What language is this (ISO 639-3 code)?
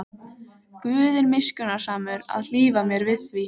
isl